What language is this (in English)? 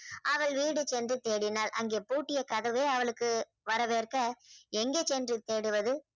Tamil